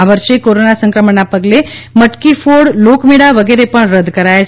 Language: Gujarati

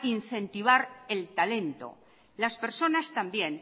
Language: Spanish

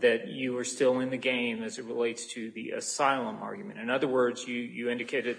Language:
English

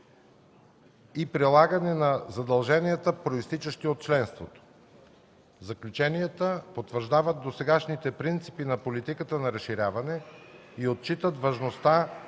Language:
Bulgarian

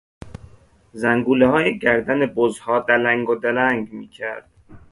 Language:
Persian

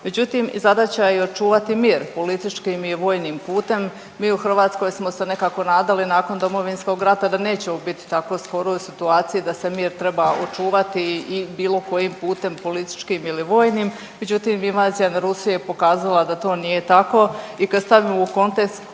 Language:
Croatian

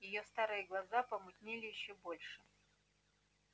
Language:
Russian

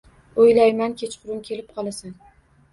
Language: Uzbek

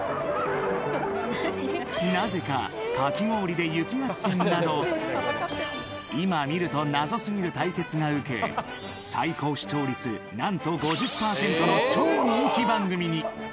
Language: Japanese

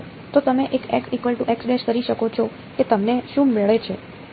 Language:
Gujarati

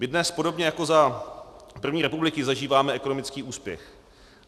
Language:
Czech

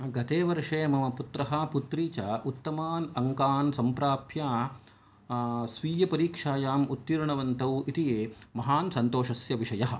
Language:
Sanskrit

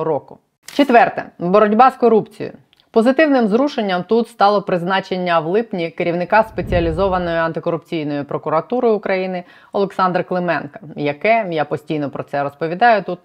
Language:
Ukrainian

